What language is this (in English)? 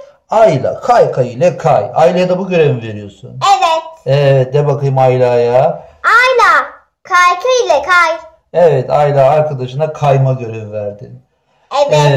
Turkish